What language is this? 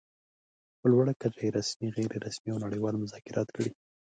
Pashto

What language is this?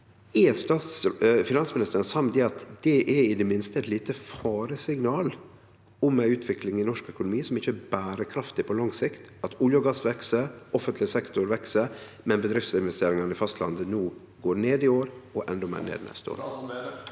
Norwegian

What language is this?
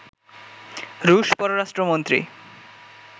Bangla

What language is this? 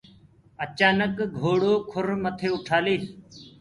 Gurgula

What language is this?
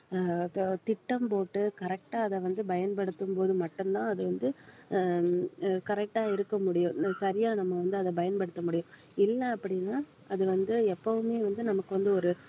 Tamil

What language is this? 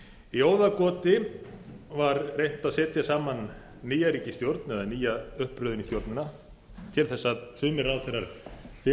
Icelandic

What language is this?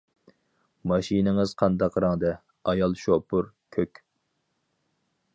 Uyghur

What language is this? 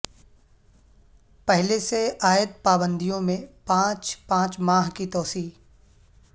Urdu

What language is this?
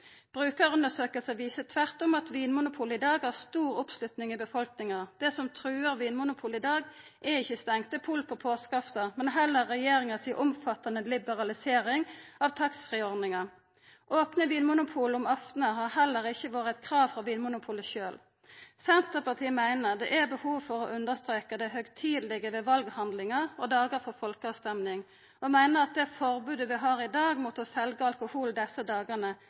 Norwegian Nynorsk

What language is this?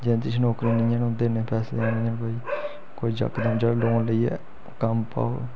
Dogri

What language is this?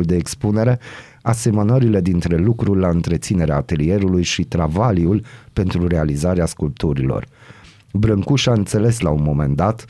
Romanian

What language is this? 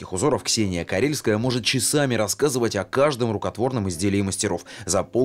Russian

